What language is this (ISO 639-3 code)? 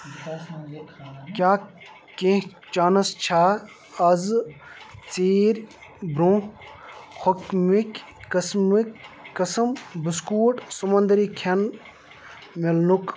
kas